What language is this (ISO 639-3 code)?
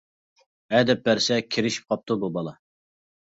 uig